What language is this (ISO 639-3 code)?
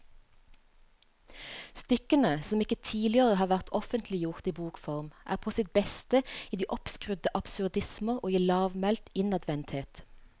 nor